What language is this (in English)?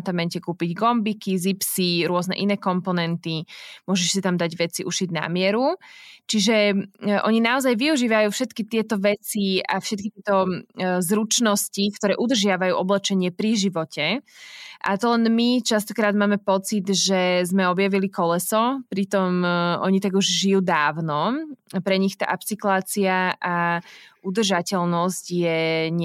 Slovak